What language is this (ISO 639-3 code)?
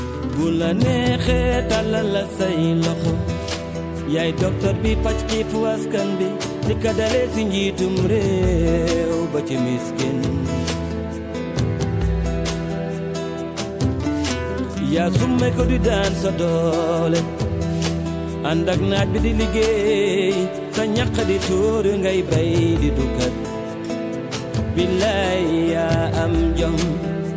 ful